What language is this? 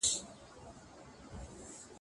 Pashto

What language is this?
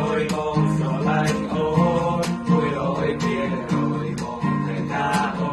Khmer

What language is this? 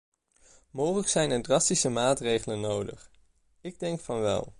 Dutch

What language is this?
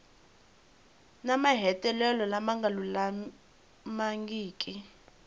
Tsonga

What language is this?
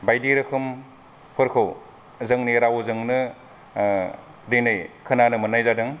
Bodo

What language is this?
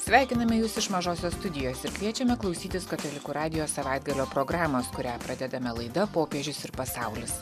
Lithuanian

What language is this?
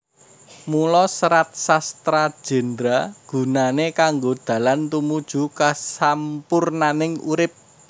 Javanese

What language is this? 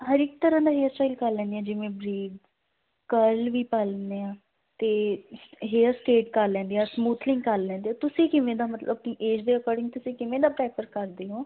Punjabi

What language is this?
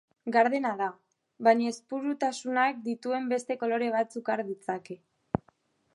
Basque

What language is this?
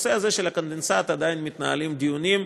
Hebrew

